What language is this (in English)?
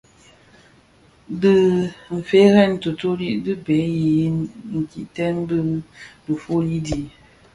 Bafia